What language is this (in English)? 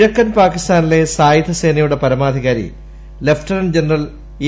Malayalam